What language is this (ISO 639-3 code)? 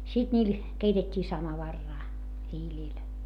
fin